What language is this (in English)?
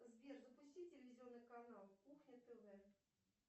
Russian